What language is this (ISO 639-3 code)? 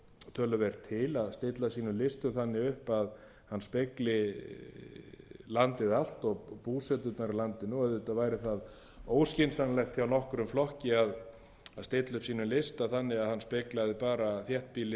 isl